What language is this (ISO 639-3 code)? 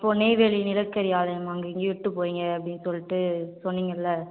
tam